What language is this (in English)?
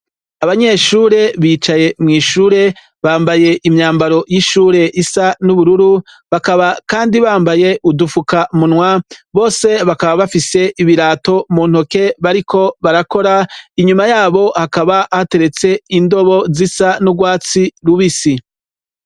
Rundi